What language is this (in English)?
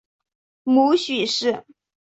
Chinese